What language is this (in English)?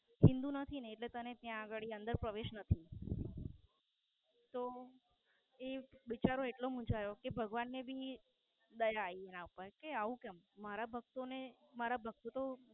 Gujarati